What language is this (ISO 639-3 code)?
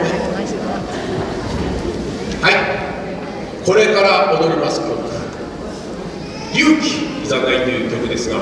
jpn